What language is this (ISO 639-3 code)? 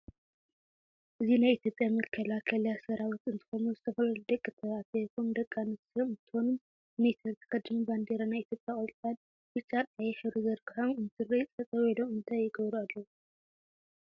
tir